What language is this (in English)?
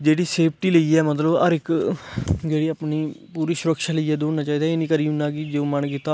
Dogri